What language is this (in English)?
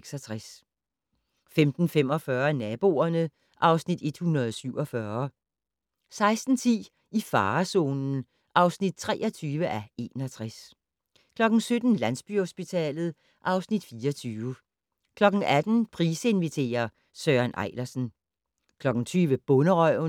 Danish